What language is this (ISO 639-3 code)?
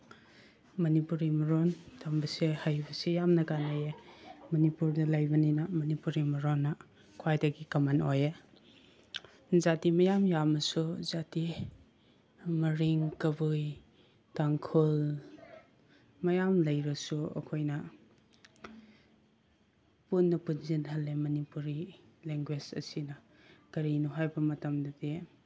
mni